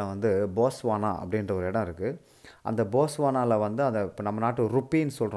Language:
Tamil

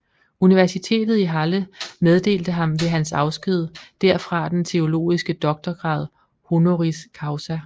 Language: Danish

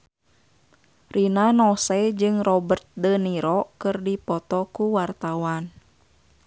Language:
Sundanese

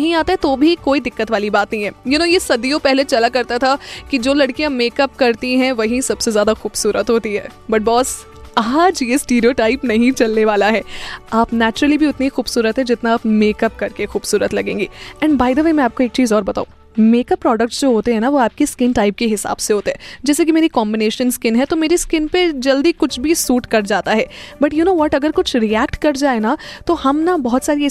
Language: Hindi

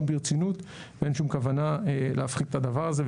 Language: Hebrew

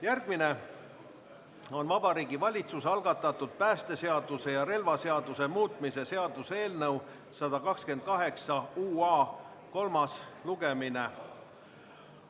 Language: Estonian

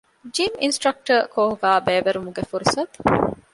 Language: Divehi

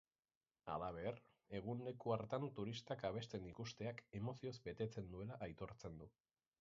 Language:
Basque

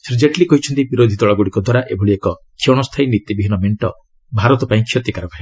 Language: Odia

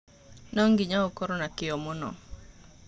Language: Kikuyu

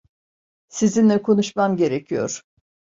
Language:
Turkish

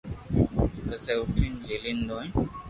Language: Loarki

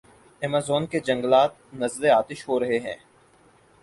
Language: Urdu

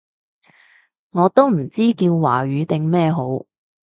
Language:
Cantonese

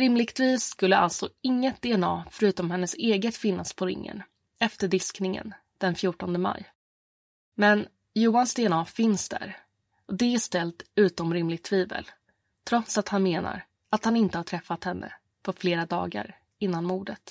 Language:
Swedish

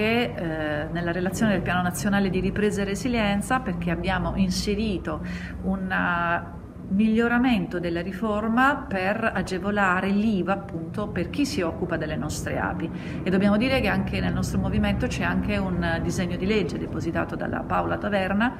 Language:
Italian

